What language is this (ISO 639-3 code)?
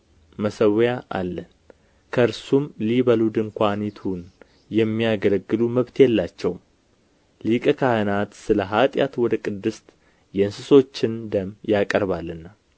amh